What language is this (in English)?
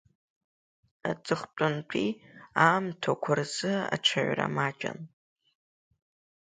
Abkhazian